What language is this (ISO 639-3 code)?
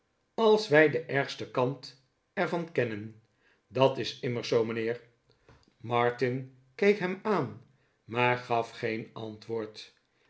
nld